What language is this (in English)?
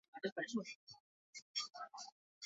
Basque